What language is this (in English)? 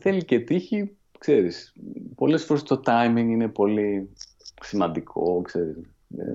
Greek